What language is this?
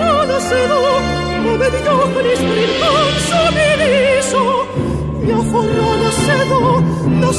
Greek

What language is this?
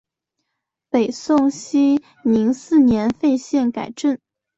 Chinese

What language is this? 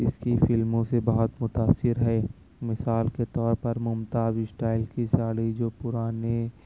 Urdu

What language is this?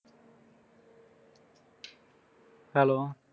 Punjabi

